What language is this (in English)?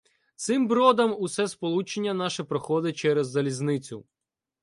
Ukrainian